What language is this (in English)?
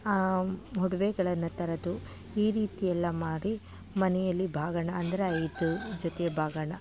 Kannada